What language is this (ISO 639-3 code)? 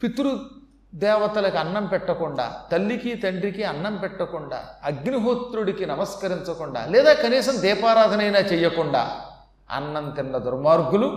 tel